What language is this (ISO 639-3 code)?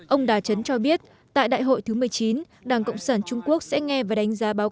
vie